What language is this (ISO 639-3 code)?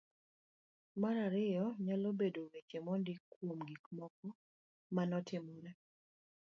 luo